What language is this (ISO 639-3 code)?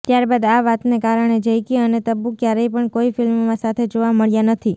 guj